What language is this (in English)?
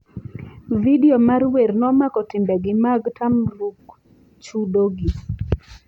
Luo (Kenya and Tanzania)